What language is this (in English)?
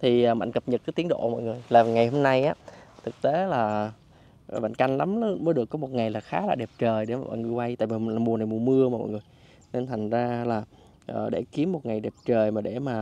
Vietnamese